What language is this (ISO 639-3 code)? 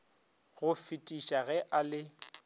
nso